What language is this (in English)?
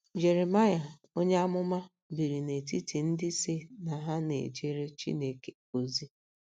Igbo